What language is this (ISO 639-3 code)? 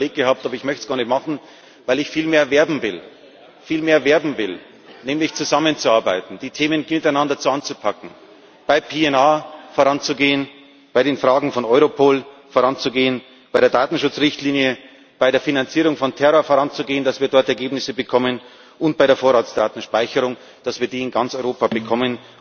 deu